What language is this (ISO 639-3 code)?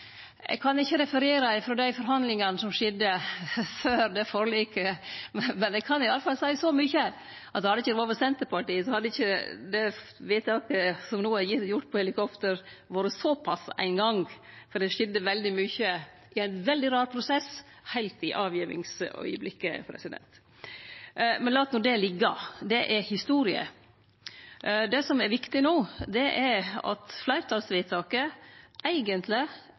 nno